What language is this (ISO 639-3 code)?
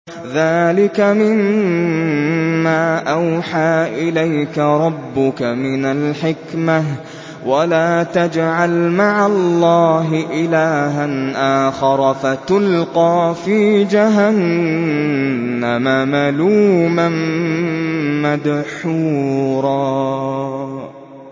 ara